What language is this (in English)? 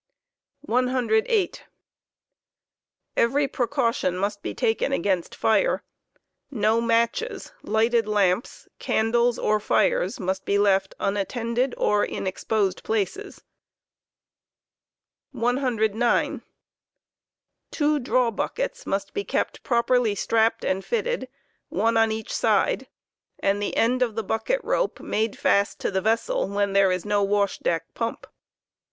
English